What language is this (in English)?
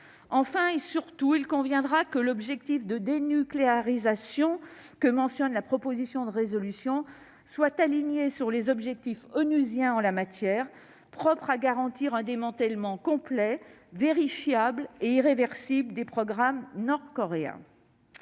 French